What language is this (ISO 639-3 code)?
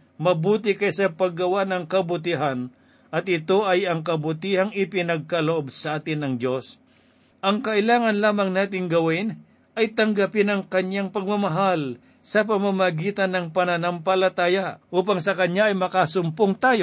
fil